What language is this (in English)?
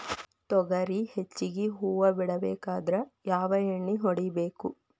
Kannada